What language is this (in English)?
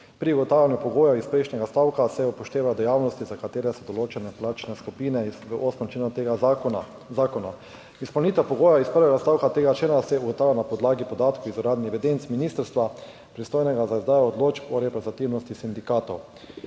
Slovenian